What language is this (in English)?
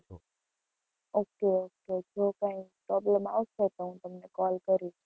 Gujarati